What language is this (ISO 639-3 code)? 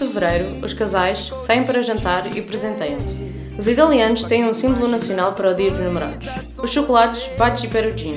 por